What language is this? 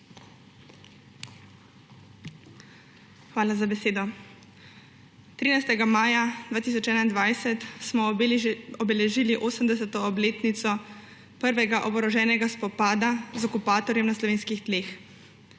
Slovenian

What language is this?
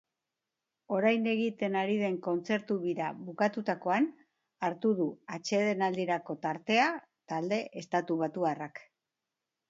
Basque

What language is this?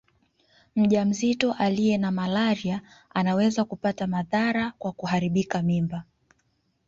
Swahili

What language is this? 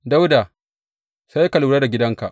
Hausa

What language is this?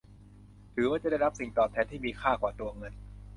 Thai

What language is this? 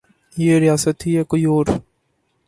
Urdu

